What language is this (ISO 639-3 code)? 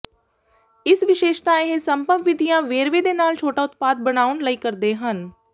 pan